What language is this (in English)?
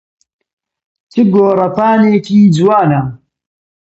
Central Kurdish